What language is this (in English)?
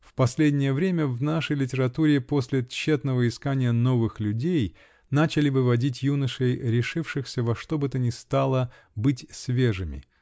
Russian